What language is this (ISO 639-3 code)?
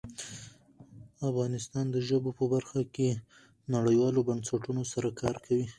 pus